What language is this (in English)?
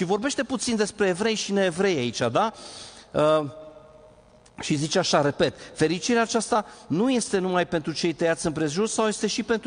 Romanian